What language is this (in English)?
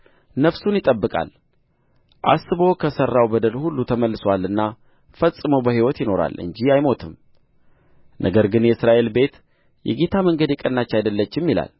Amharic